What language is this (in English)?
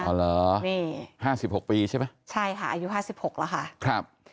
Thai